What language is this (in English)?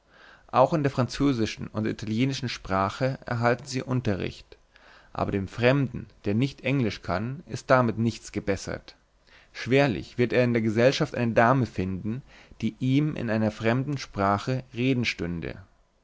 German